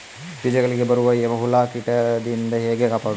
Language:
Kannada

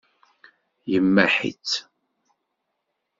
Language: Kabyle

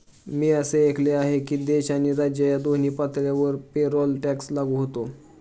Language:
Marathi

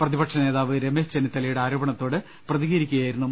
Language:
Malayalam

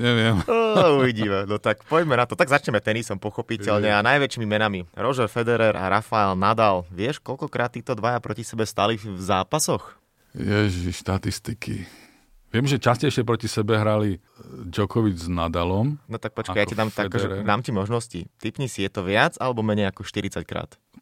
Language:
Slovak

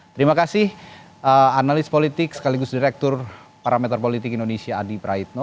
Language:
Indonesian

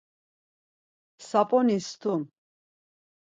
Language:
Laz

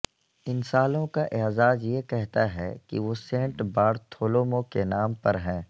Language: Urdu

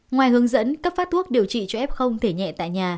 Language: Vietnamese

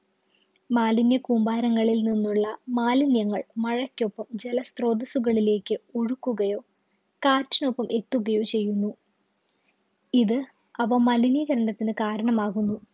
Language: Malayalam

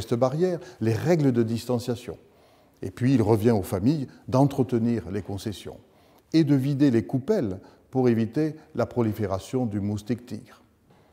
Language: French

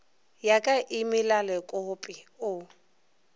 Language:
Northern Sotho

